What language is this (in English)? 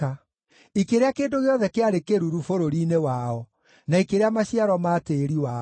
Kikuyu